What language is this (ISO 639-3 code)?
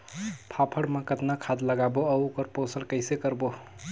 hne